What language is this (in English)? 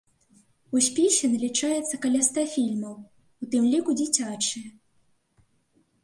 Belarusian